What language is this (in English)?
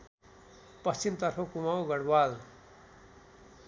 Nepali